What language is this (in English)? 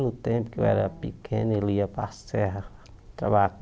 Portuguese